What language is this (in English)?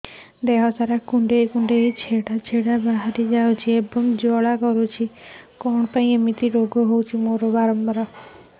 Odia